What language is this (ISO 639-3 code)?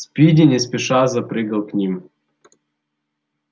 rus